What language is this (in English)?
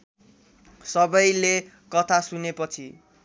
Nepali